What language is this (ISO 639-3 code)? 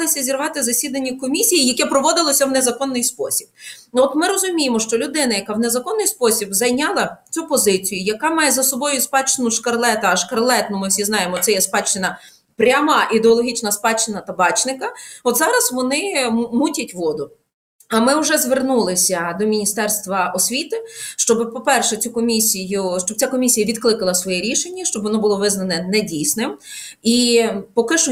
ukr